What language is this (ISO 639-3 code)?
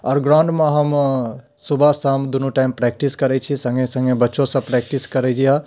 mai